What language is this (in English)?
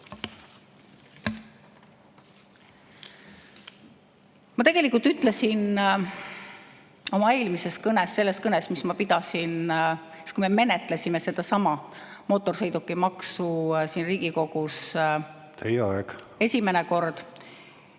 Estonian